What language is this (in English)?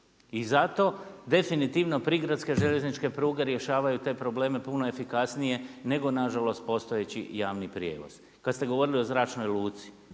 Croatian